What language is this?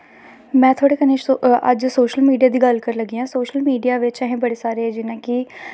Dogri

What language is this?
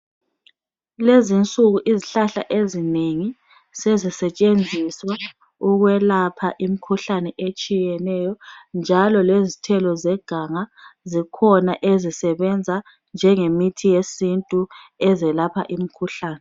North Ndebele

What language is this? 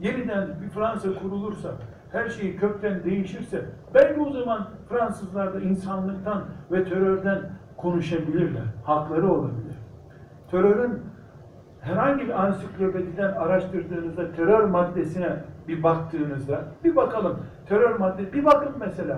Turkish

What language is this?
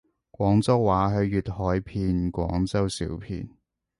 Cantonese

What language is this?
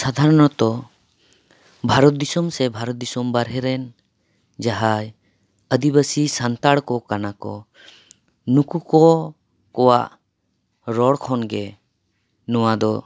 Santali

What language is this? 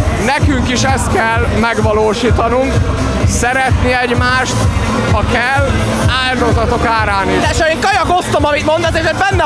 Hungarian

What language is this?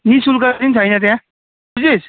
Nepali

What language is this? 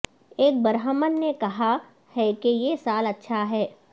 Urdu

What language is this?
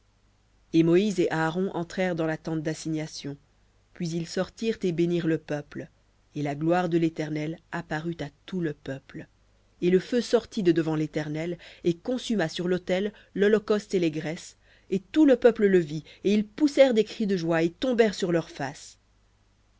French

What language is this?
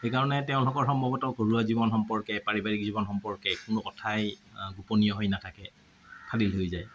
Assamese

